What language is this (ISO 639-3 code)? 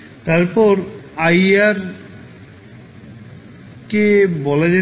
ben